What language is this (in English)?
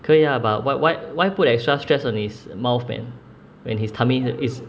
English